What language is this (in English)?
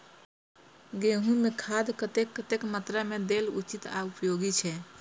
Maithili